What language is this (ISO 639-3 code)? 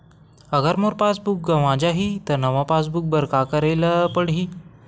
hne